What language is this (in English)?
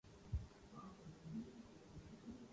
Urdu